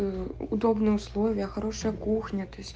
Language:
Russian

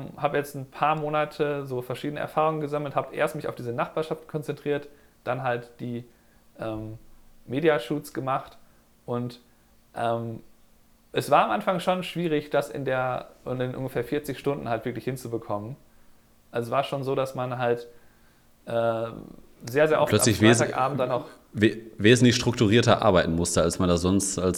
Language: German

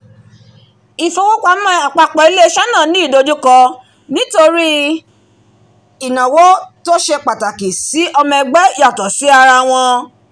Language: Yoruba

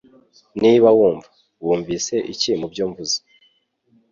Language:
Kinyarwanda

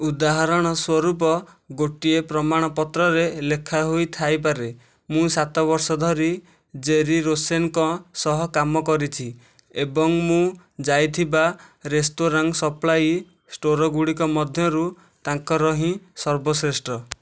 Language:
Odia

